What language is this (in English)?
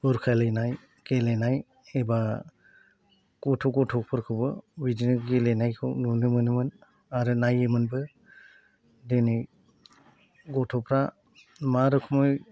Bodo